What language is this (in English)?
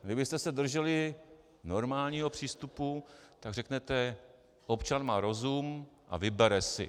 Czech